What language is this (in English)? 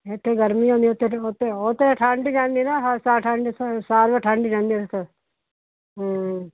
Punjabi